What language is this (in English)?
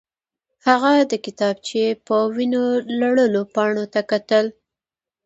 Pashto